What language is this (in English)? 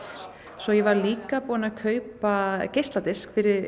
Icelandic